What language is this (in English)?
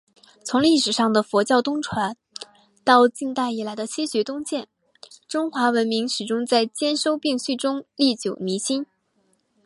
Chinese